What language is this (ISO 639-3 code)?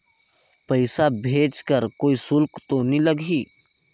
hne